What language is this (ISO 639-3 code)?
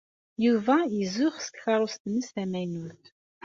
kab